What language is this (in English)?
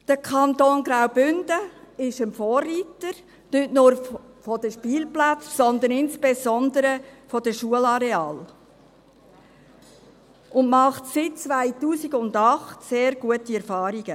Swiss German